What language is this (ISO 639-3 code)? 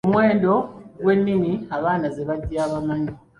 lug